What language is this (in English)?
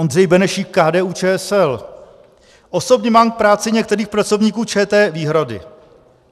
Czech